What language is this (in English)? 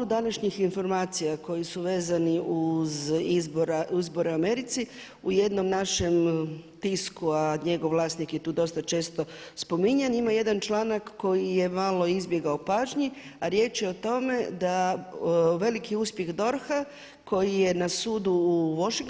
Croatian